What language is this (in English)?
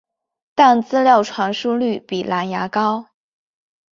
Chinese